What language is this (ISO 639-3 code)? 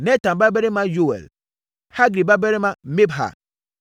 aka